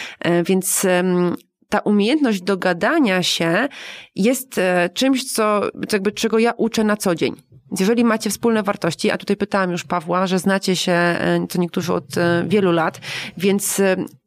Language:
Polish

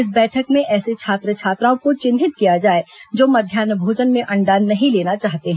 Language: Hindi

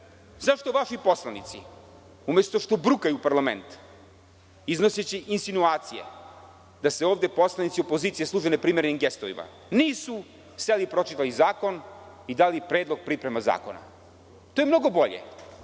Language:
Serbian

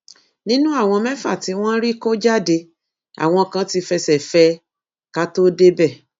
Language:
Yoruba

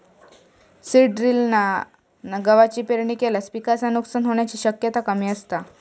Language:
Marathi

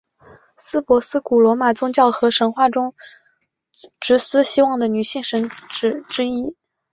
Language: Chinese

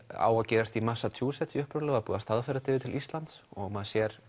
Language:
Icelandic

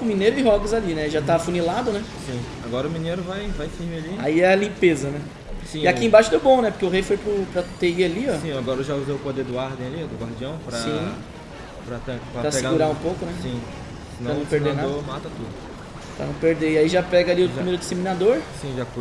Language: Portuguese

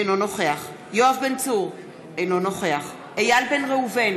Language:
Hebrew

